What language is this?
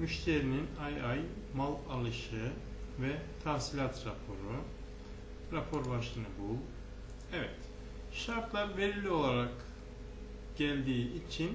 Turkish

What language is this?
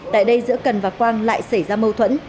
Vietnamese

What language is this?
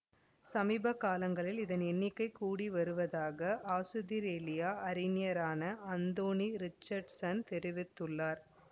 Tamil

